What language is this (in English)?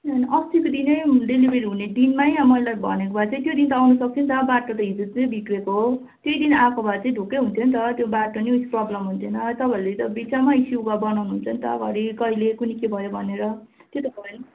Nepali